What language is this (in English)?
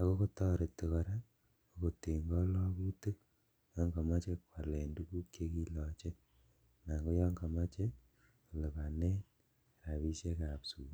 Kalenjin